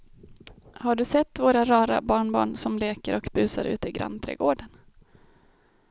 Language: Swedish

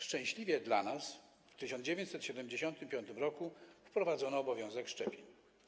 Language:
Polish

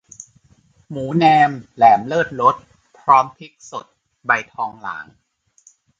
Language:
Thai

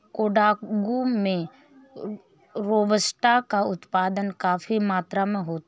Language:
Hindi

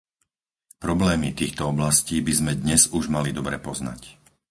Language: Slovak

